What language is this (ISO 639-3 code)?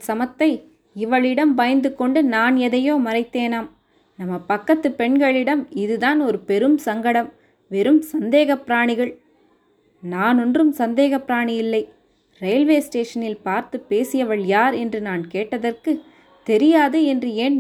tam